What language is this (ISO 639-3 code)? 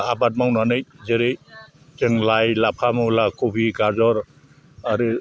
brx